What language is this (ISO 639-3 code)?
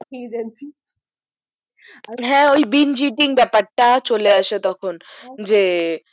ben